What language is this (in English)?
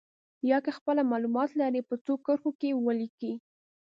Pashto